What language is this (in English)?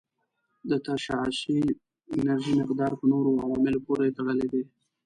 Pashto